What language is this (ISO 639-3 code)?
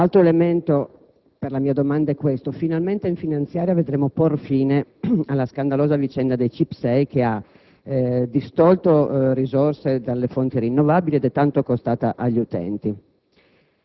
ita